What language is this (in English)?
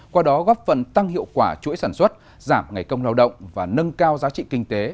Vietnamese